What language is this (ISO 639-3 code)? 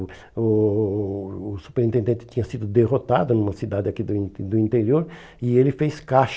por